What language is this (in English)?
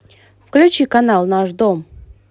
Russian